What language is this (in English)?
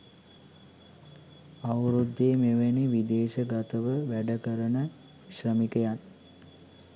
Sinhala